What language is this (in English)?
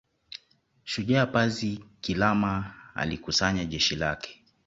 Swahili